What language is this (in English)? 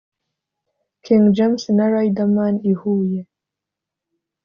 Kinyarwanda